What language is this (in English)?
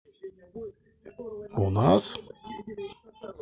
Russian